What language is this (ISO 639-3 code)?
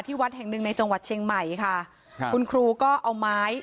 tha